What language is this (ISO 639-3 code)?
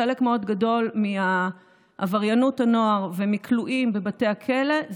heb